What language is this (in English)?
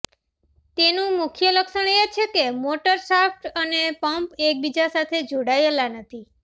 Gujarati